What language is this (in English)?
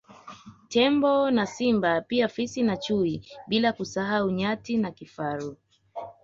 Swahili